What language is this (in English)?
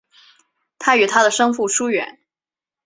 Chinese